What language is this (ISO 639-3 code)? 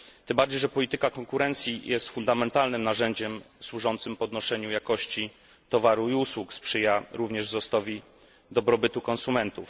pol